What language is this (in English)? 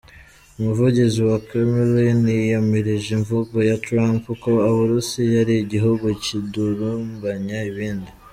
Kinyarwanda